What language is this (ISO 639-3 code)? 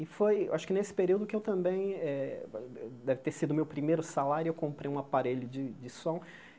por